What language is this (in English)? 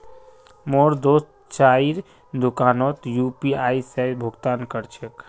Magahi